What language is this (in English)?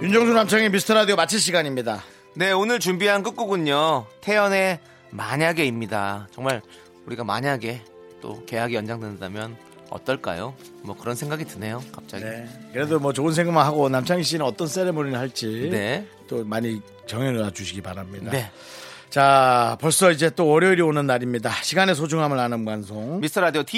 Korean